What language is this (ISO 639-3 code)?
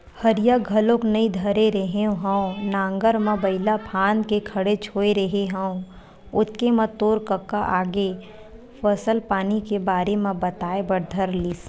hne